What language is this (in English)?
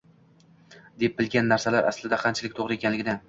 Uzbek